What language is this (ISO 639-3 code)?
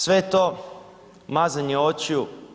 hrv